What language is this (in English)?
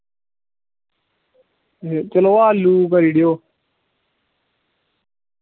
Dogri